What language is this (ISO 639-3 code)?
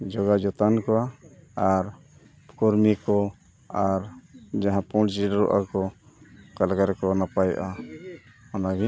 sat